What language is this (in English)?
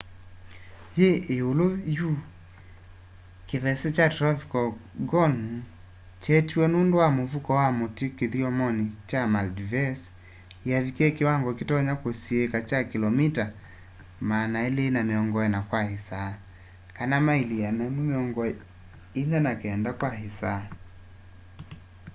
Kamba